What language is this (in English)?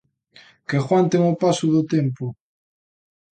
Galician